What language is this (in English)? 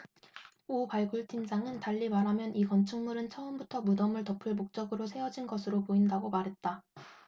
Korean